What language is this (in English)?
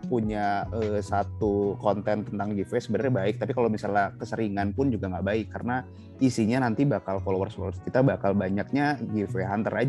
Indonesian